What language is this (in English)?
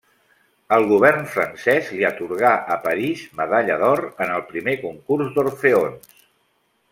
Catalan